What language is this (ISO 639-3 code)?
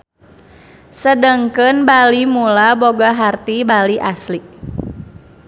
sun